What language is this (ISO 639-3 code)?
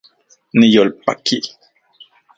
ncx